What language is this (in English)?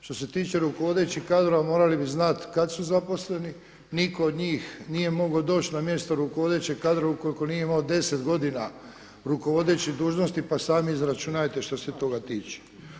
Croatian